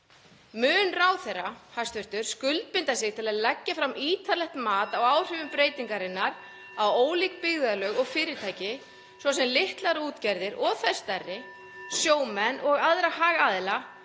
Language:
Icelandic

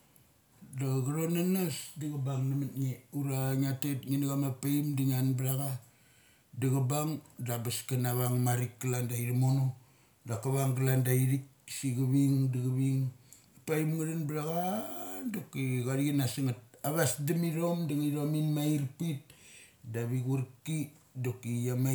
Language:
Mali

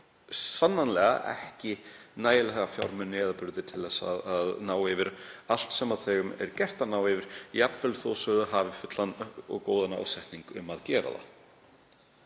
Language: Icelandic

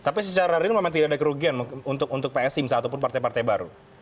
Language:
Indonesian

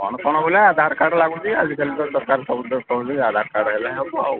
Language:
Odia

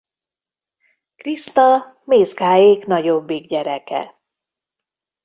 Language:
Hungarian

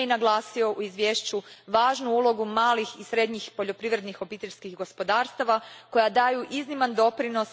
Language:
Croatian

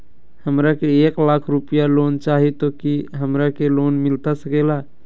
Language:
Magahi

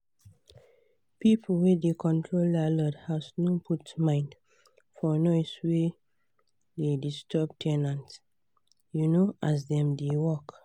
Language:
Nigerian Pidgin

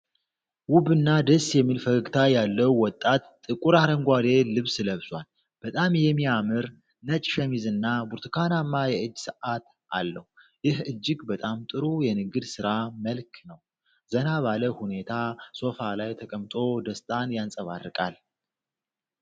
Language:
Amharic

